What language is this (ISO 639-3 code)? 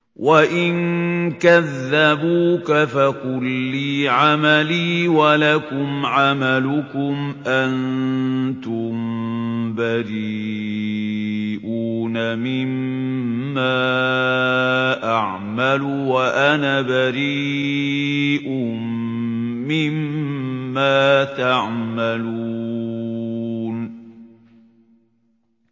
ara